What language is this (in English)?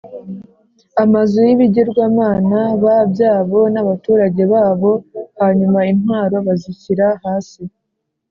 Kinyarwanda